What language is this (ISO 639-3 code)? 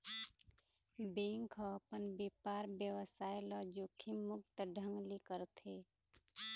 hne